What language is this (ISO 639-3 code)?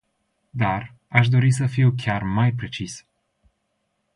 ron